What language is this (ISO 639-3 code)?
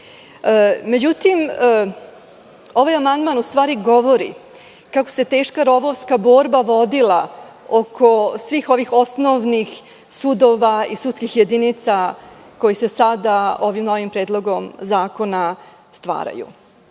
srp